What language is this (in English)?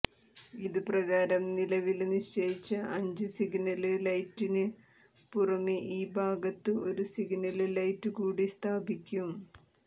Malayalam